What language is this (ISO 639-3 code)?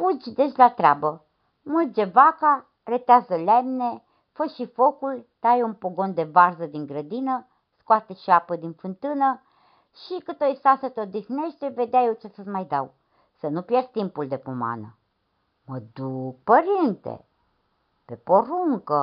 ron